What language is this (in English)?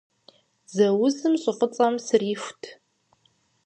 Kabardian